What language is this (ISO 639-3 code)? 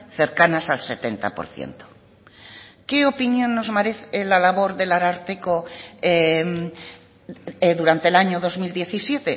spa